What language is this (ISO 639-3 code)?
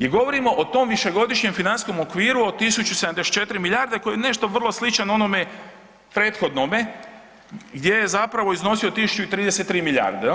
hrv